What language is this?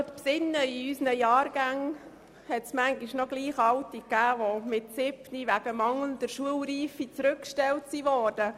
Swiss German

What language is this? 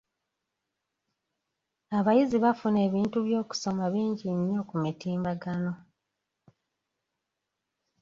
Ganda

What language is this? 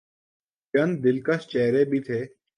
Urdu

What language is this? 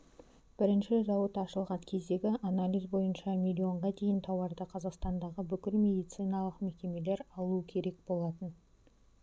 Kazakh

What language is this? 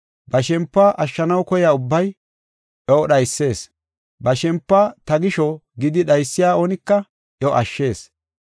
Gofa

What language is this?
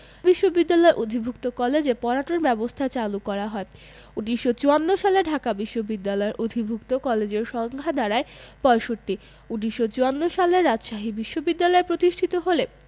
Bangla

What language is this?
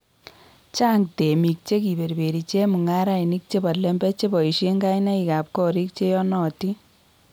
Kalenjin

